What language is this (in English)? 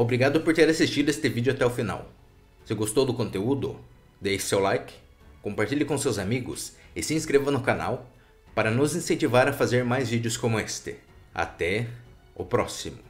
Portuguese